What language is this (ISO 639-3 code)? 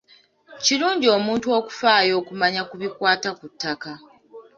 lug